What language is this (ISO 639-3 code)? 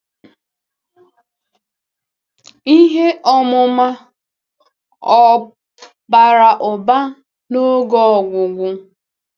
ibo